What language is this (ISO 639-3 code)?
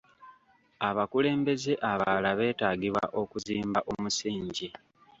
lug